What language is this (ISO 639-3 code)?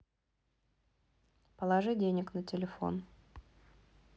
rus